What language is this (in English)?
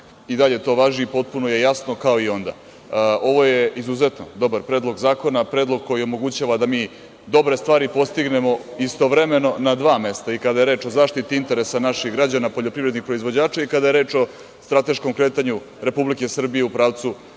Serbian